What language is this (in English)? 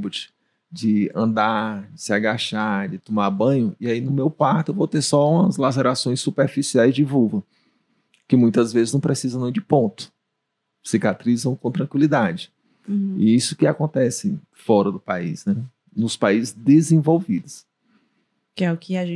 Portuguese